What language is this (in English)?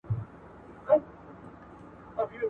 Pashto